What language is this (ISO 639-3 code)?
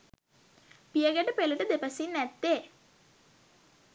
sin